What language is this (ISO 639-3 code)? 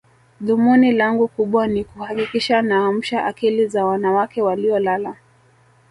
swa